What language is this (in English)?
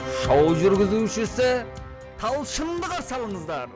Kazakh